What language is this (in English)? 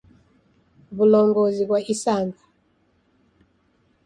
Taita